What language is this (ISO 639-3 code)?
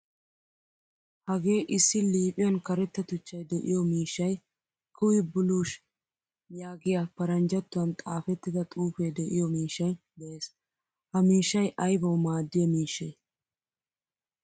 wal